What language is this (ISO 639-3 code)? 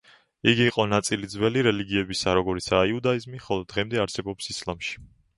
kat